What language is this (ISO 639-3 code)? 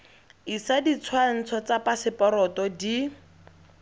tsn